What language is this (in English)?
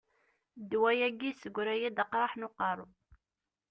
Kabyle